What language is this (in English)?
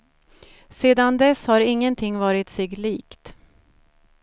Swedish